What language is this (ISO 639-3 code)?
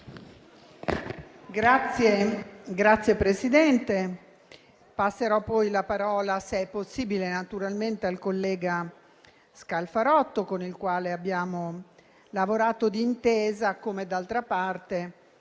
ita